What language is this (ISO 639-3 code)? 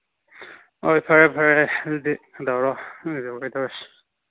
mni